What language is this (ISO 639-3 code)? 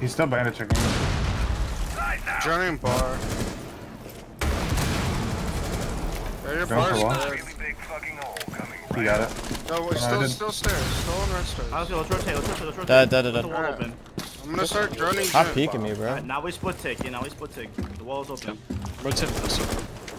eng